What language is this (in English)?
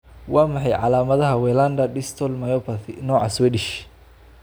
Somali